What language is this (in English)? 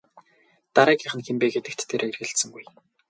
Mongolian